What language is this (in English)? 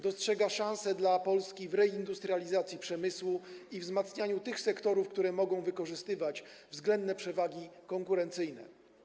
Polish